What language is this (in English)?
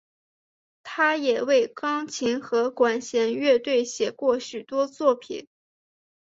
Chinese